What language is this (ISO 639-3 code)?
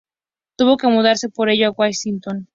spa